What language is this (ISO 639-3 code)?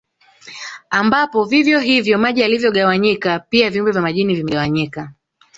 swa